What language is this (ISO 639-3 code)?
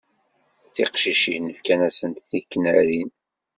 kab